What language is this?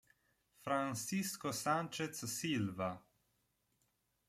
Italian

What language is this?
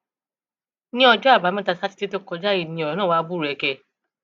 Yoruba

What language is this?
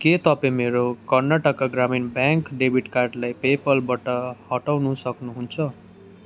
Nepali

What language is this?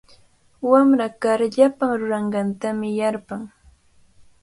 Cajatambo North Lima Quechua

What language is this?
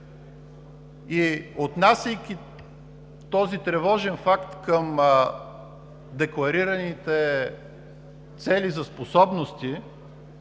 Bulgarian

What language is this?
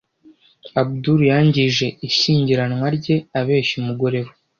Kinyarwanda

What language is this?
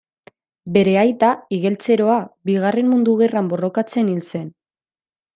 Basque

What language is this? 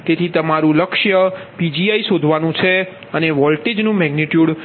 Gujarati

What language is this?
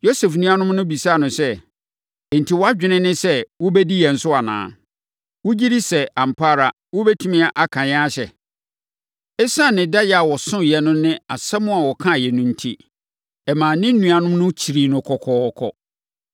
Akan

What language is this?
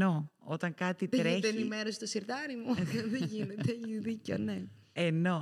Greek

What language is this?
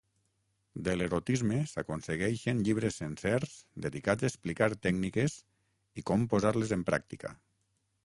Catalan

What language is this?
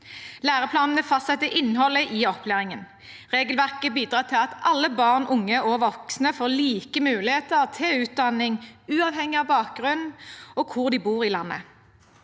Norwegian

